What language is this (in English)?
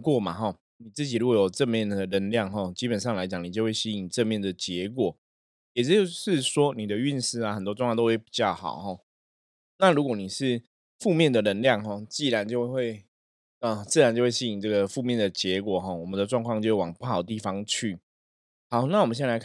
Chinese